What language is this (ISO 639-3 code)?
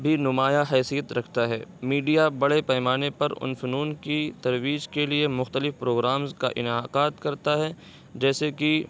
urd